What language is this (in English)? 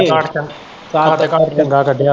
Punjabi